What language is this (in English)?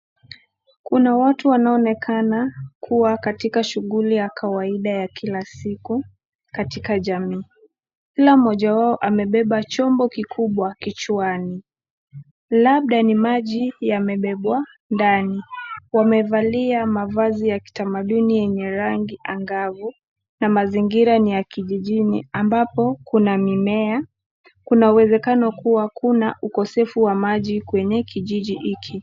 Swahili